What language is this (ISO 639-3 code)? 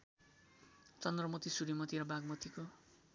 nep